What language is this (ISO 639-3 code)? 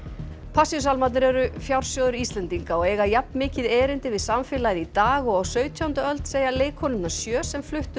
isl